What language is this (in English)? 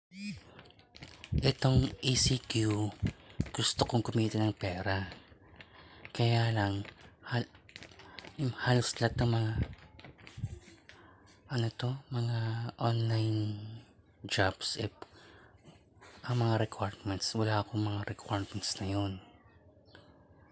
Filipino